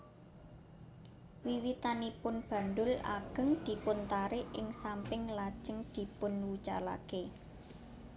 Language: Javanese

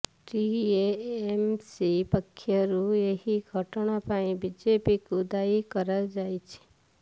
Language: Odia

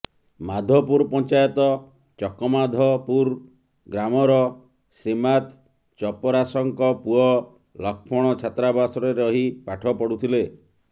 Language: Odia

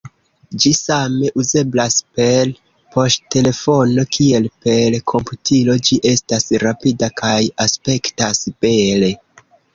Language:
Esperanto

